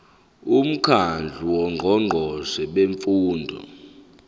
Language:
Zulu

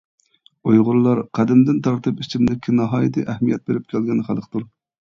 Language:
Uyghur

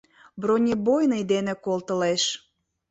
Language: Mari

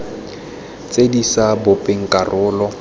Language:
Tswana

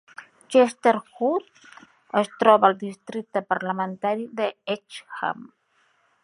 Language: Catalan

